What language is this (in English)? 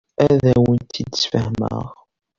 Kabyle